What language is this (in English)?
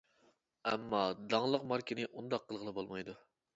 Uyghur